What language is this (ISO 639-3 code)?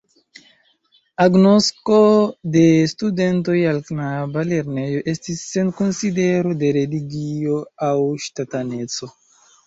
epo